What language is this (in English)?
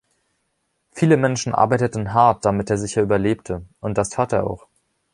German